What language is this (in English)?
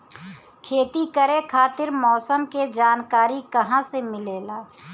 Bhojpuri